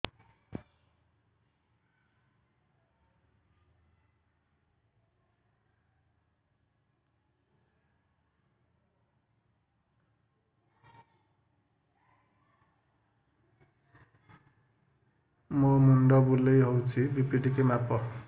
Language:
Odia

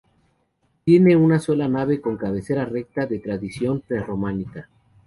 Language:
Spanish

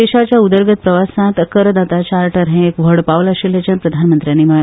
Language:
Konkani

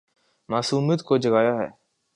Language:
Urdu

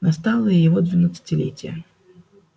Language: Russian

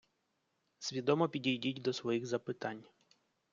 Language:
Ukrainian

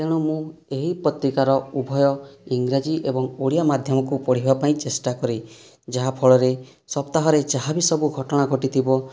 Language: Odia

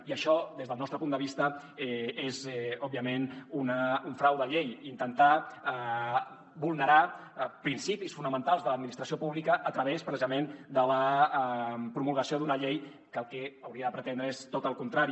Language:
Catalan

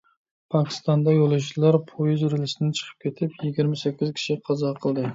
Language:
Uyghur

